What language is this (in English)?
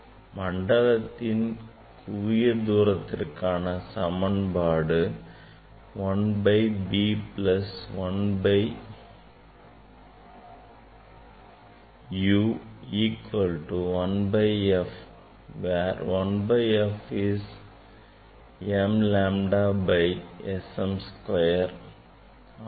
Tamil